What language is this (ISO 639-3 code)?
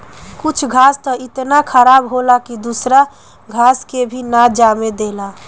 bho